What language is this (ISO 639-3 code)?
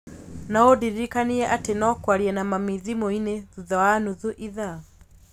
kik